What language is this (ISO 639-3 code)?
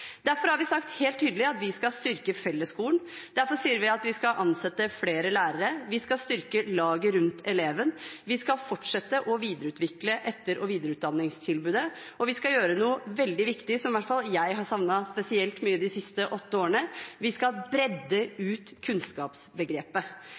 nob